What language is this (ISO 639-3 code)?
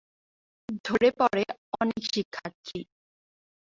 ben